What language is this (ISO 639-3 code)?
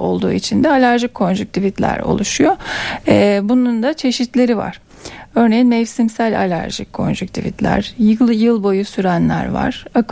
tur